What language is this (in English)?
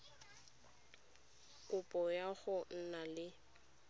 Tswana